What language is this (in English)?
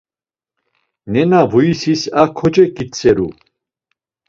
Laz